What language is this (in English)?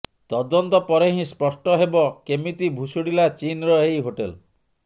Odia